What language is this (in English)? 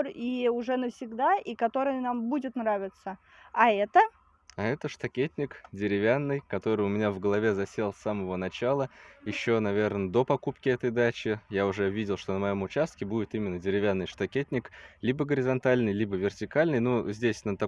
Russian